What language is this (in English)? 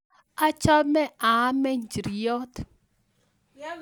Kalenjin